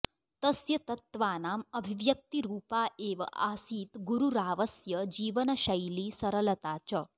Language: Sanskrit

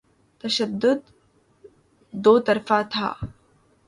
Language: Urdu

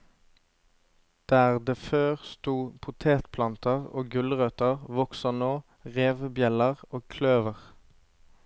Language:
Norwegian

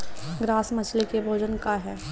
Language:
Bhojpuri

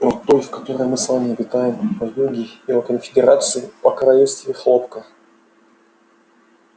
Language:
Russian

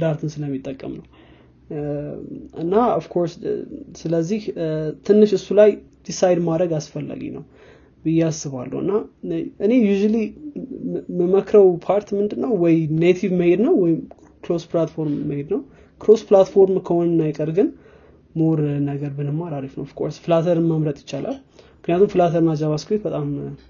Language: Amharic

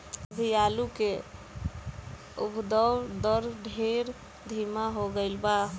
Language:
Bhojpuri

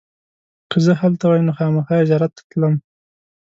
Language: Pashto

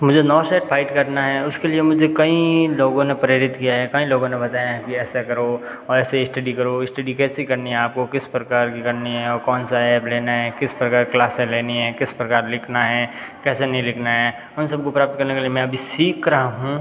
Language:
Hindi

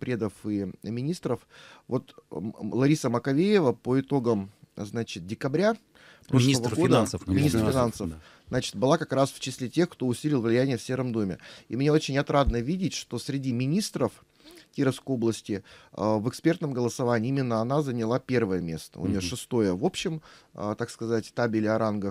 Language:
Russian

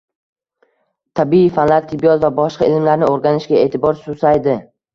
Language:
Uzbek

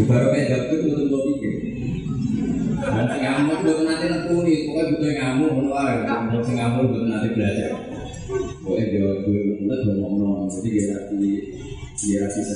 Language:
Indonesian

